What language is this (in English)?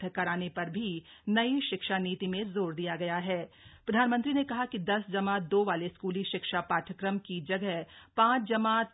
Hindi